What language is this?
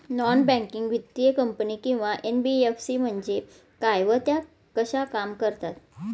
Marathi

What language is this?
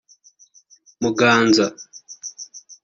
Kinyarwanda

